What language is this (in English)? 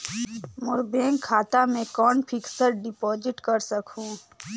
Chhattisgarhi